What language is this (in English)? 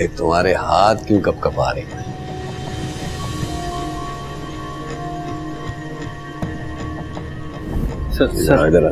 Hindi